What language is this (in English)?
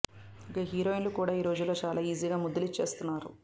Telugu